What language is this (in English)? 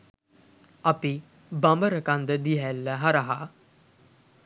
Sinhala